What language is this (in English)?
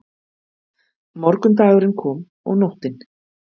Icelandic